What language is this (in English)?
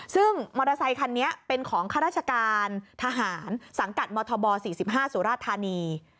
Thai